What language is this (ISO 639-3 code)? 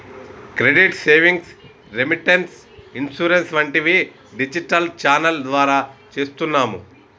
tel